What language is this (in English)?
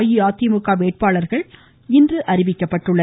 Tamil